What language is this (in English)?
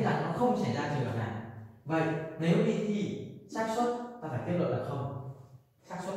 Vietnamese